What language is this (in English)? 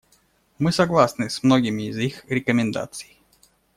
Russian